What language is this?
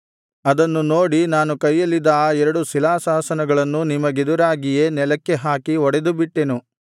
Kannada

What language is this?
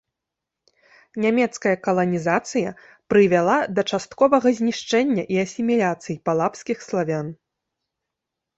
Belarusian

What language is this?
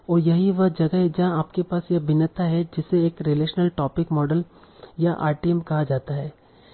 Hindi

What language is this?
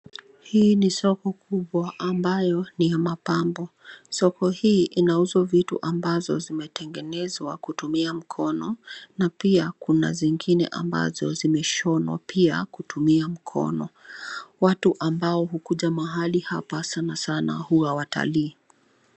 Swahili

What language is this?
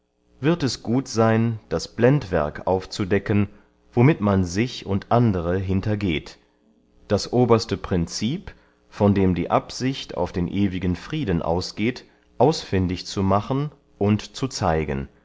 German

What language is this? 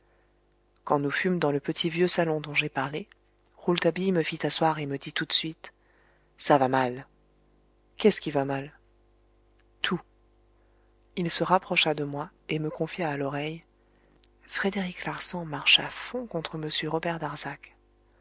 French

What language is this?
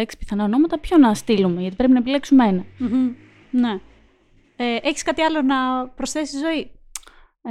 Greek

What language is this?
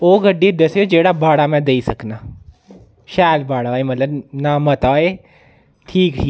Dogri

